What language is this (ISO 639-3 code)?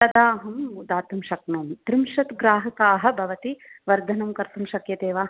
san